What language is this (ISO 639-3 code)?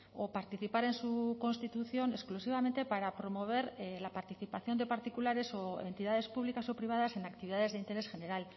spa